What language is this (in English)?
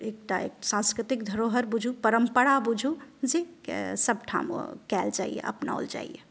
Maithili